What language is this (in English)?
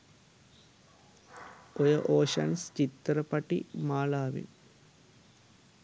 Sinhala